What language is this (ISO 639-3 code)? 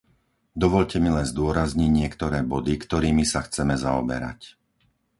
slk